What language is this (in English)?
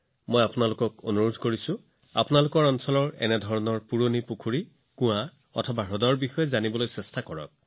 Assamese